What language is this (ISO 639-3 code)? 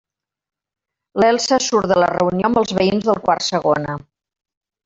cat